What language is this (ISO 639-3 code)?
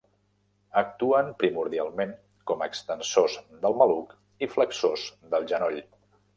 cat